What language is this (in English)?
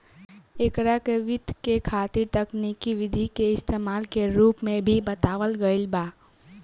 Bhojpuri